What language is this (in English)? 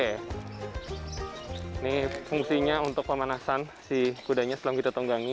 Indonesian